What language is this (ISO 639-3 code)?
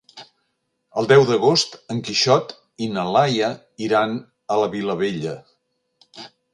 cat